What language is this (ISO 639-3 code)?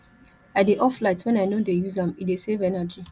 pcm